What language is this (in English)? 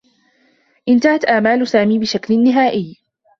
Arabic